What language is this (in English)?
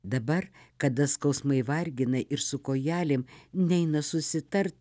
Lithuanian